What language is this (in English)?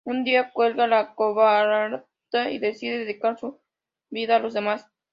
Spanish